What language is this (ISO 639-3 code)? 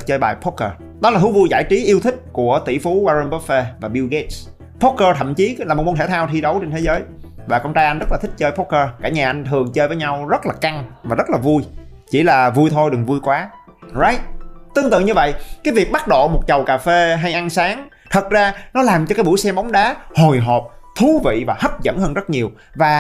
vie